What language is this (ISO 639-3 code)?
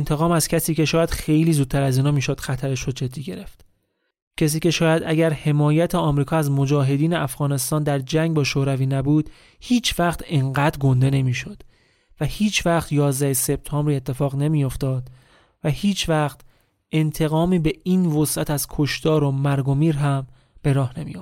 fas